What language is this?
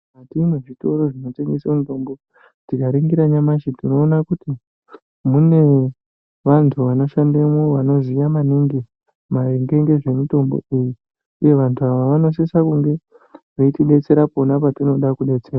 Ndau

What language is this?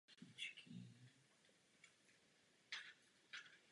Czech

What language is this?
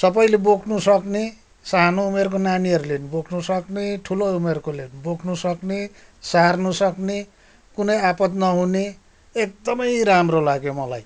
Nepali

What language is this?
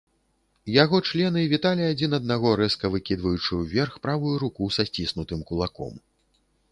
Belarusian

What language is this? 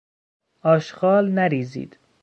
Persian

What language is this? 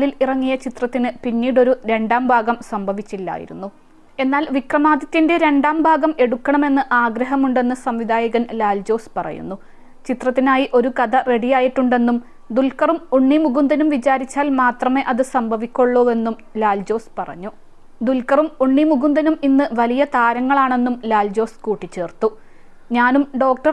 Malayalam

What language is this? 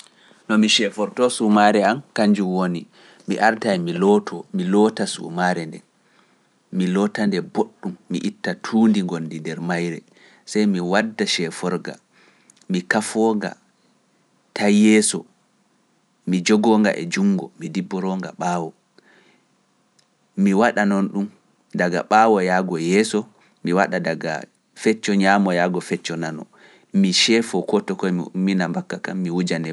Pular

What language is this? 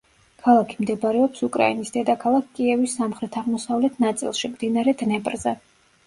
Georgian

